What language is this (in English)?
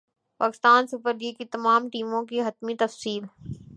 Urdu